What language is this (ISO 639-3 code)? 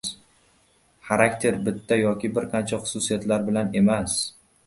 uzb